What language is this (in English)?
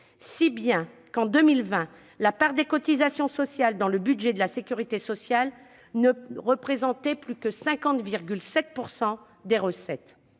French